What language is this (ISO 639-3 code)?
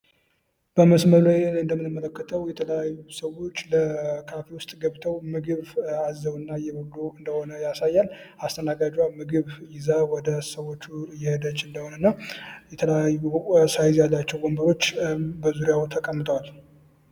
amh